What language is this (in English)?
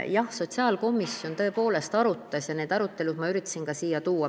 Estonian